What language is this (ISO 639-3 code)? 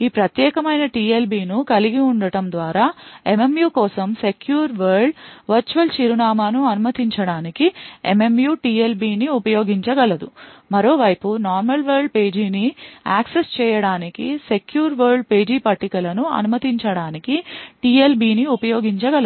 tel